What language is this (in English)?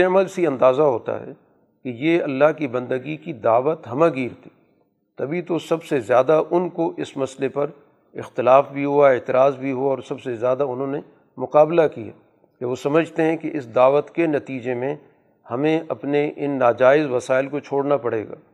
Urdu